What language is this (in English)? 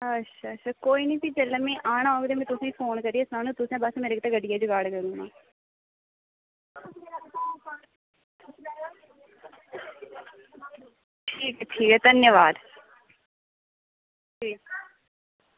Dogri